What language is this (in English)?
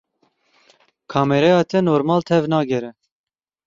Kurdish